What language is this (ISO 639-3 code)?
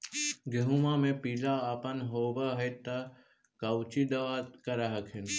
mag